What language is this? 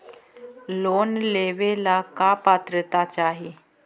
Magahi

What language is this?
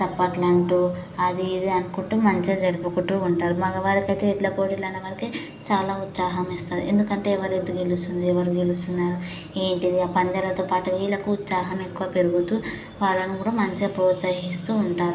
Telugu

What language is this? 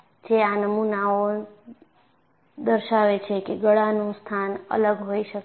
Gujarati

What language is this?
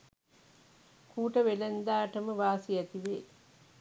Sinhala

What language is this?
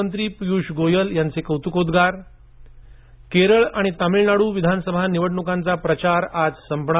Marathi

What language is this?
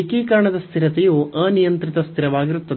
Kannada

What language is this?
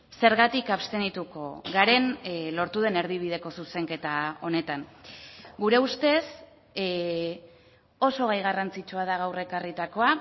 Basque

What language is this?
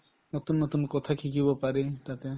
Assamese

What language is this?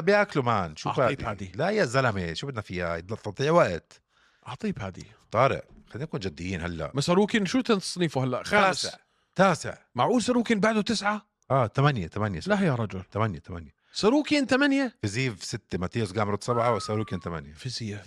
Arabic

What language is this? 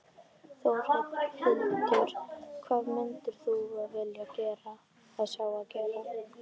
Icelandic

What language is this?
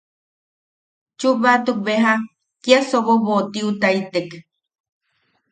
Yaqui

